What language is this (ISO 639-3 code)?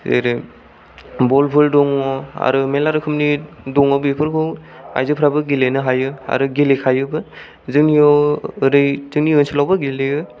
brx